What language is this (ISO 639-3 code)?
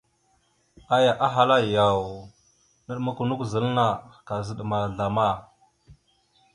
mxu